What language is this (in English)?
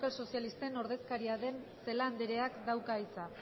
Basque